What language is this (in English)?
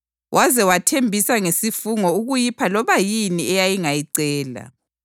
North Ndebele